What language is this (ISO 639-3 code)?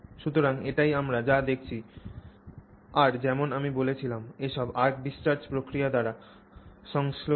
ben